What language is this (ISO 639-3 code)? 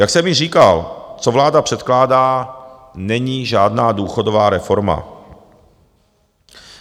ces